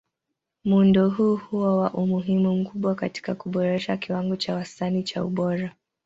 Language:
Swahili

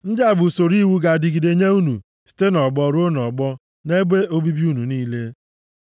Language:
Igbo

